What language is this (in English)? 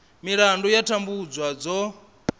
Venda